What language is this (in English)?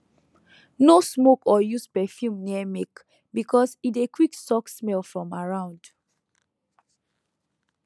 Nigerian Pidgin